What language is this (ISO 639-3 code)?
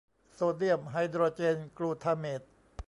tha